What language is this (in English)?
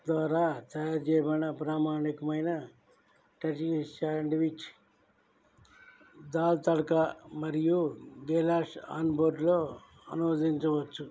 Telugu